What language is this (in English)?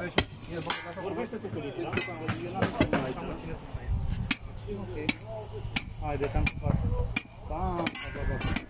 Romanian